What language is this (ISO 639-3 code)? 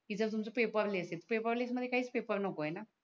mar